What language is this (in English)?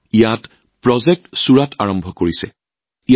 Assamese